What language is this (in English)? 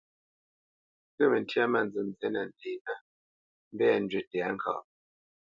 Bamenyam